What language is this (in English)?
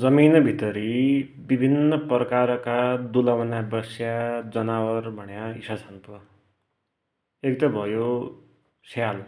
Dotyali